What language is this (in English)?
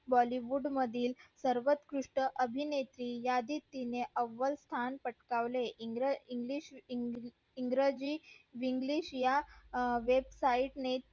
Marathi